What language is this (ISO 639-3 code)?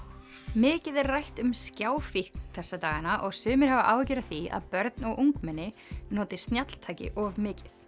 isl